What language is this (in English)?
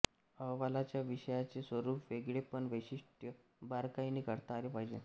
Marathi